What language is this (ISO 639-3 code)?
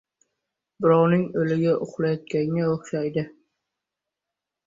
uzb